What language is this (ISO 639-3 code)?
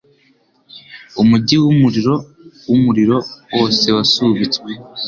kin